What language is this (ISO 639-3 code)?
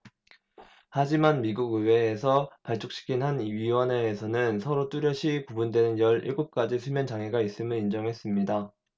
kor